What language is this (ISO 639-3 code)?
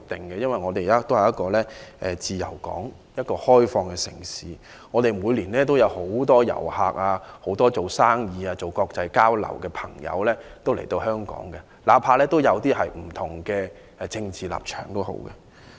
yue